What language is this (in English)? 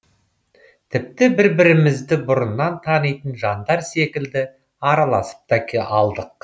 Kazakh